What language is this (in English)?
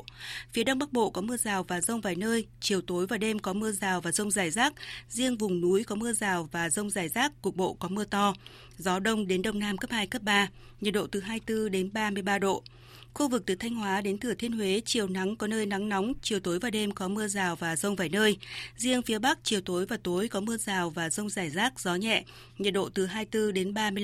Vietnamese